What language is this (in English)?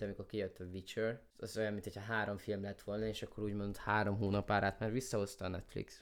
Hungarian